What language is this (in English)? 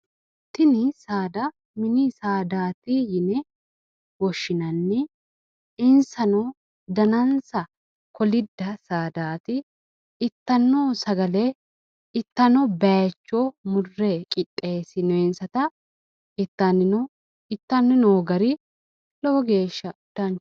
Sidamo